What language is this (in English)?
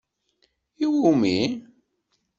Kabyle